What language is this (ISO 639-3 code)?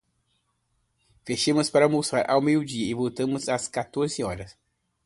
por